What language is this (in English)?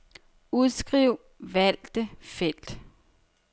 Danish